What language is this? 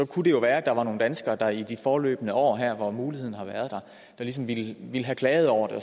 Danish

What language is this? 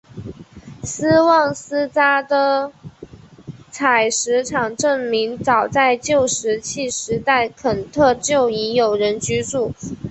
Chinese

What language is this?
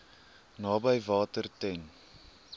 Afrikaans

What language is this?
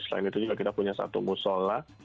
Indonesian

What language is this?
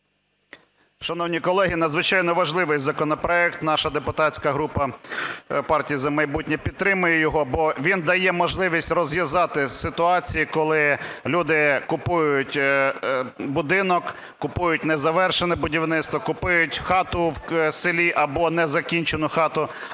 Ukrainian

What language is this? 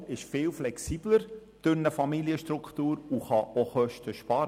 Swiss German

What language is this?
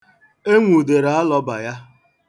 Igbo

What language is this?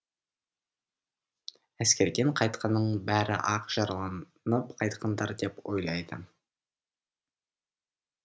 Kazakh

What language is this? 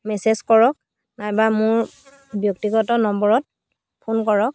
Assamese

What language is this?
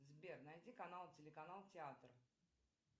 Russian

